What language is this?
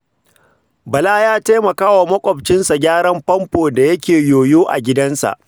Hausa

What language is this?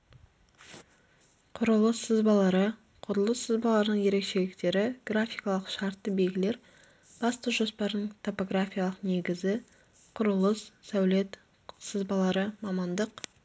Kazakh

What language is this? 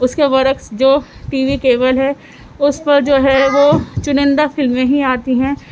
Urdu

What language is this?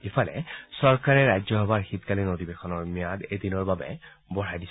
Assamese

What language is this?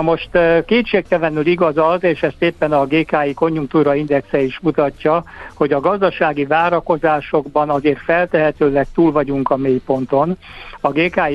Hungarian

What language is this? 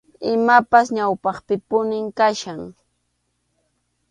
Arequipa-La Unión Quechua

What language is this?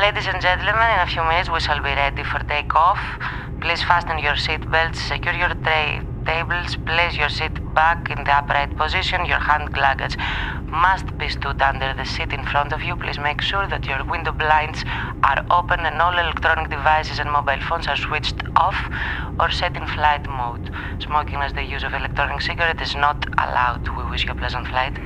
Greek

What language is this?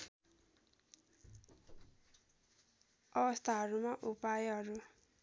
Nepali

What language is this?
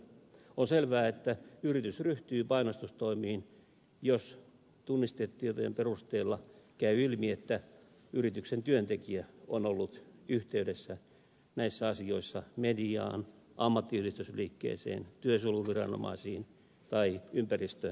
Finnish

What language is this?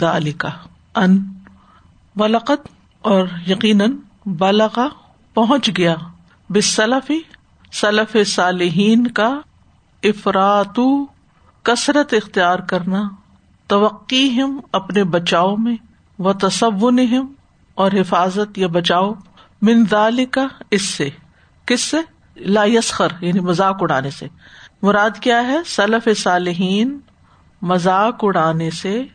Urdu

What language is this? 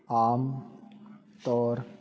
Punjabi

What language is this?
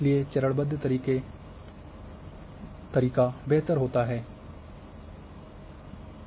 Hindi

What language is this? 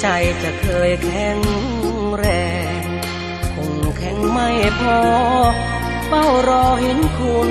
Thai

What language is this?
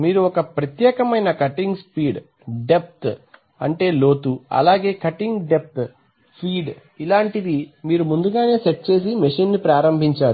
Telugu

